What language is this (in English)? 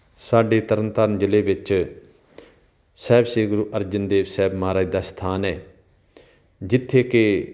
Punjabi